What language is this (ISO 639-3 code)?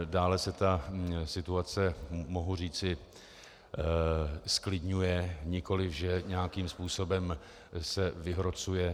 ces